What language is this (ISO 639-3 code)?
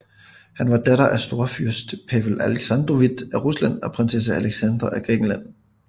dan